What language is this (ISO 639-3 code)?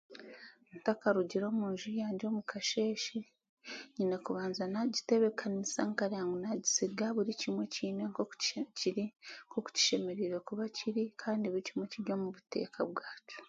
cgg